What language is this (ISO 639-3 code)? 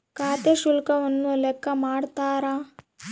kan